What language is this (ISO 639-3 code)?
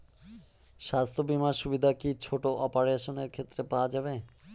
ben